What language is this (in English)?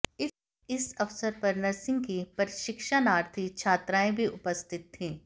Hindi